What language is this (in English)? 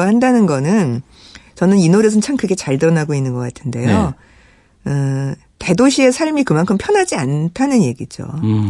Korean